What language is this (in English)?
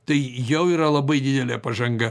Lithuanian